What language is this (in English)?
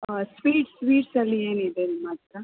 Kannada